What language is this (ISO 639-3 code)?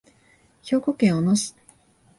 jpn